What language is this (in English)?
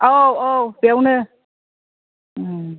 Bodo